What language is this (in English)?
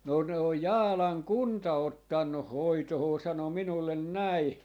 Finnish